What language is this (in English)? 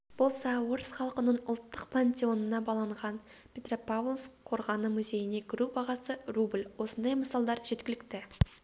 Kazakh